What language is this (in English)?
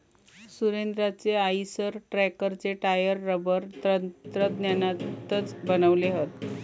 Marathi